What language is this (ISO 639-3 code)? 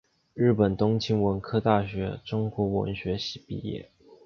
zho